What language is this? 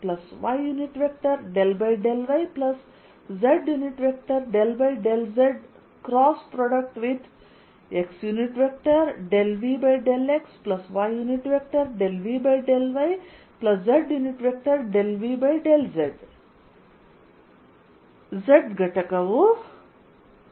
Kannada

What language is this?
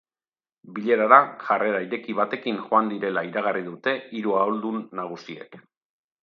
Basque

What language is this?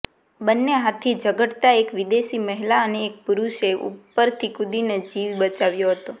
Gujarati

